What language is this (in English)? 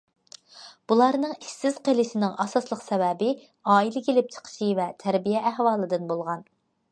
Uyghur